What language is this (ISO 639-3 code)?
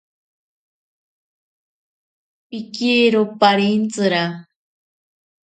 prq